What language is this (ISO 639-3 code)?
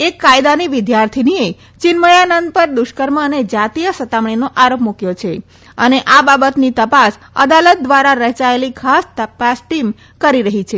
guj